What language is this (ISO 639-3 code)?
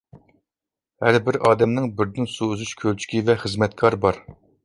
uig